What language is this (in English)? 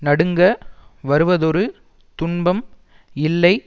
Tamil